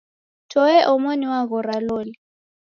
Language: Taita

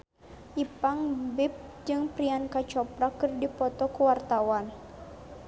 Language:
Sundanese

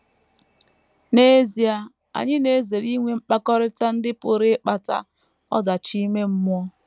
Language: Igbo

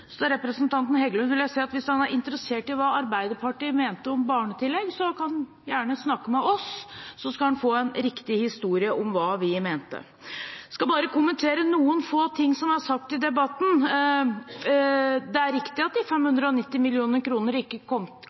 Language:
Norwegian Bokmål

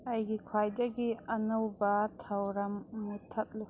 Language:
Manipuri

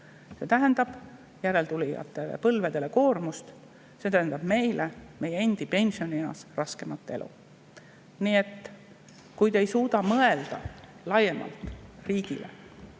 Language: Estonian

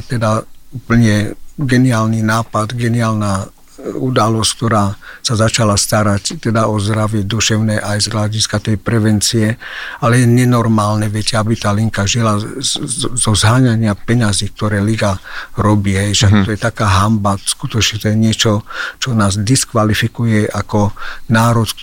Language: Slovak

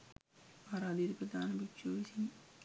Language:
Sinhala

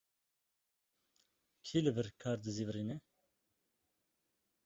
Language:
Kurdish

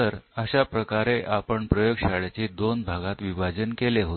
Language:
Marathi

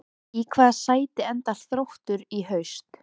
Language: Icelandic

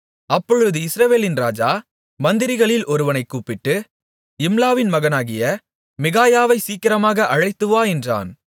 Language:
Tamil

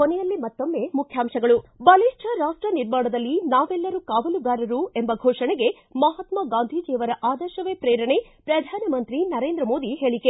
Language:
Kannada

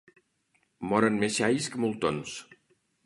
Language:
Catalan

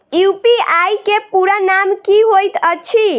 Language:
Maithili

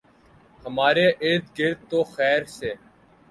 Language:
Urdu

